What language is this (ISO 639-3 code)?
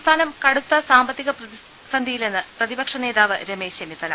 mal